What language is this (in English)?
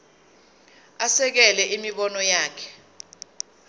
Zulu